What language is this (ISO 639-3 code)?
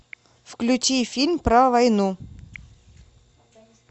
rus